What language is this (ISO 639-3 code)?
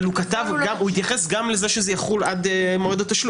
heb